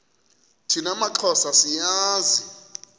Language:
Xhosa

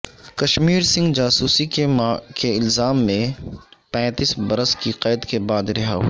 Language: Urdu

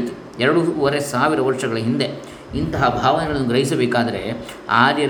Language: Kannada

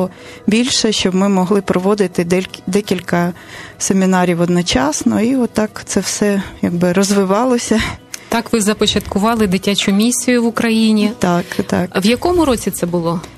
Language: Ukrainian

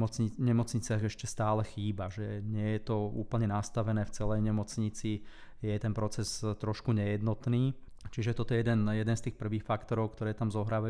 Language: Slovak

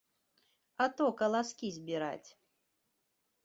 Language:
Belarusian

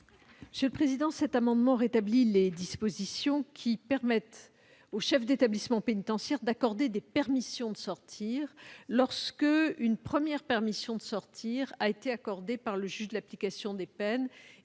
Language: French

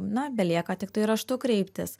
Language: Lithuanian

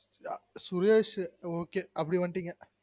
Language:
Tamil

